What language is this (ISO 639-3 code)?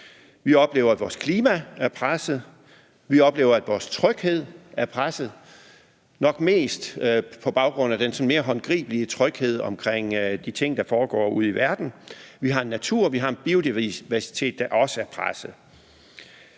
dan